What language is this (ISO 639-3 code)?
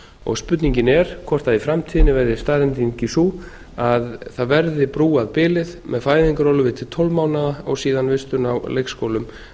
isl